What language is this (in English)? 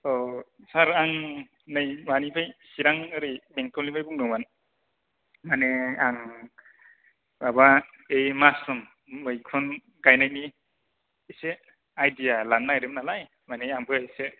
Bodo